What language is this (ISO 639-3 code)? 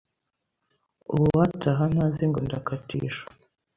kin